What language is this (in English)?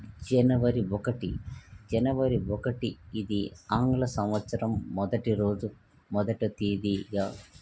Telugu